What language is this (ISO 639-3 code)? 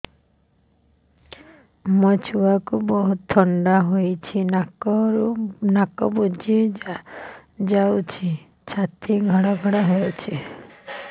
ori